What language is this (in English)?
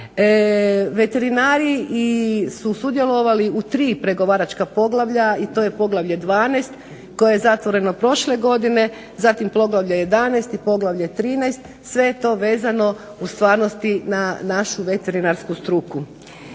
Croatian